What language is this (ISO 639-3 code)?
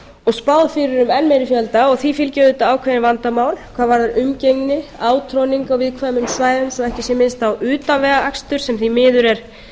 isl